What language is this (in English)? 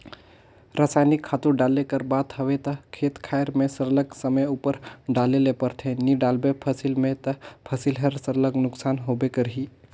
Chhattisgarhi